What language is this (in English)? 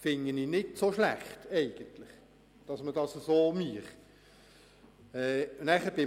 Swiss German